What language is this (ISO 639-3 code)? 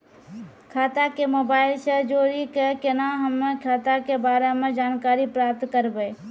mai